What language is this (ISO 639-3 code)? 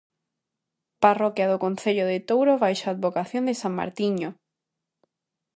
glg